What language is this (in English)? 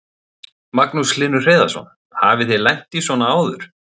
Icelandic